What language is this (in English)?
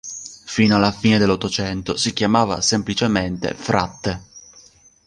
Italian